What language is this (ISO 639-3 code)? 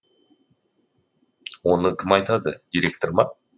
kaz